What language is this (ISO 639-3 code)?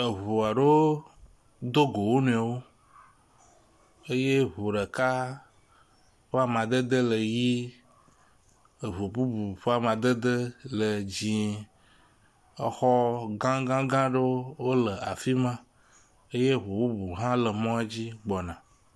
ewe